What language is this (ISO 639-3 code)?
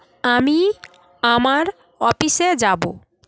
ben